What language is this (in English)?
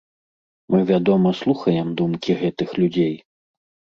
Belarusian